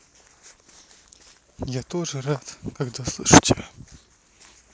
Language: Russian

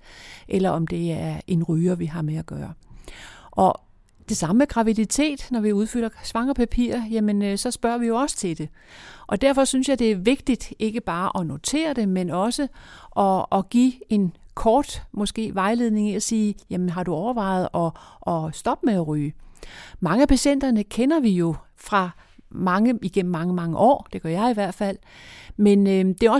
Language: Danish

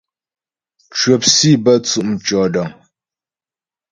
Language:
Ghomala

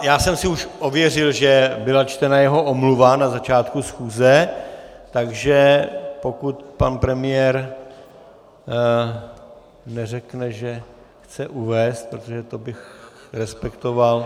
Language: Czech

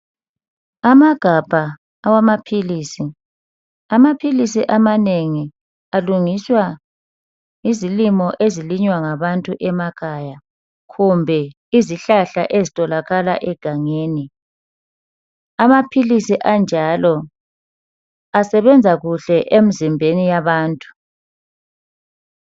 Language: North Ndebele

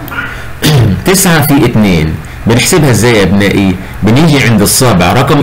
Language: Arabic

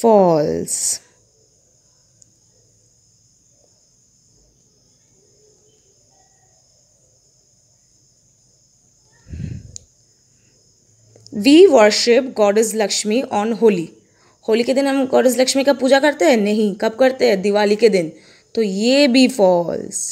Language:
Hindi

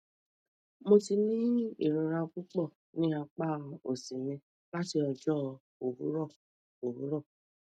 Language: Yoruba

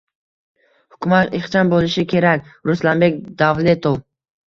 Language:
Uzbek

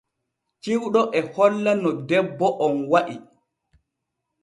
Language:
Borgu Fulfulde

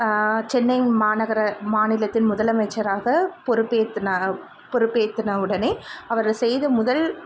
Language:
Tamil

